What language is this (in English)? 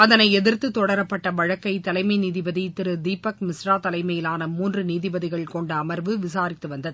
Tamil